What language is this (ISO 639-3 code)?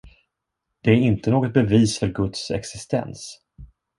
swe